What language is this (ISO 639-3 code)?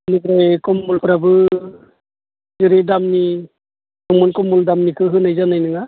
brx